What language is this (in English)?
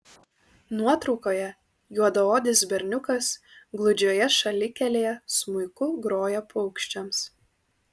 Lithuanian